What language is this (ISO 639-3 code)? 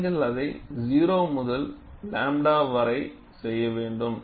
tam